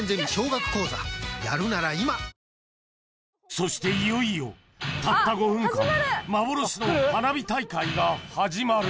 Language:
Japanese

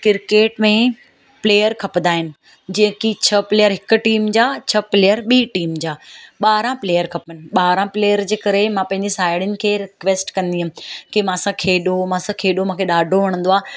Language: Sindhi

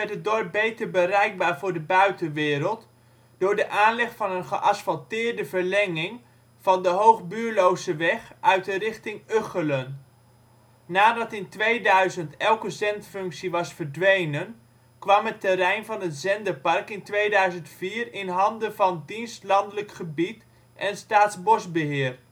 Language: Dutch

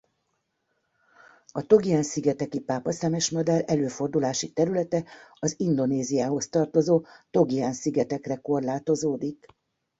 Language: Hungarian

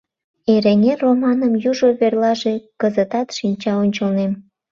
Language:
Mari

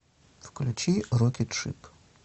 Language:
Russian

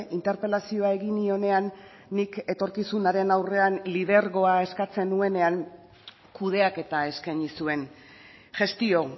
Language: Basque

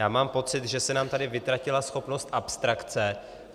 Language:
Czech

